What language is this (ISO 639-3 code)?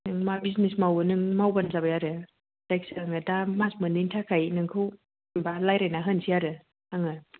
brx